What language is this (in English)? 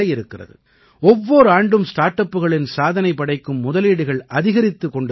Tamil